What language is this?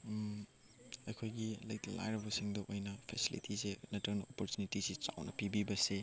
Manipuri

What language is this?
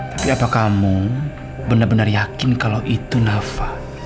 Indonesian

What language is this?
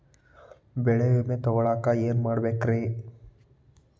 Kannada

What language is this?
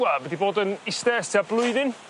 Welsh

